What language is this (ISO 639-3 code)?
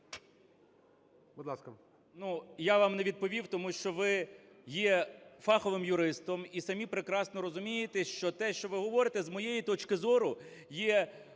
ukr